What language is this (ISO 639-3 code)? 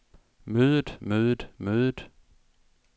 dan